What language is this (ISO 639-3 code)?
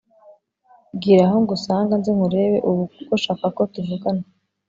kin